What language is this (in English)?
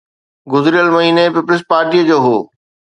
Sindhi